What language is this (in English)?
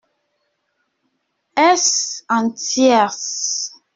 French